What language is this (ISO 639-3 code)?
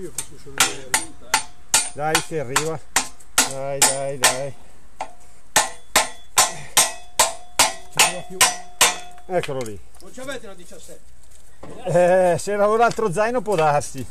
ita